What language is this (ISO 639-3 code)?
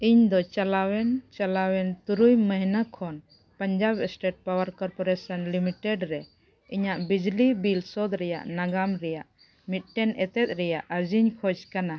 sat